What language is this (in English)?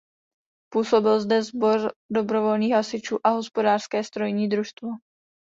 Czech